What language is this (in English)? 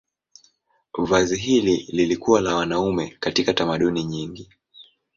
Swahili